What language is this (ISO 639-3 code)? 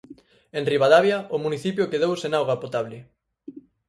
glg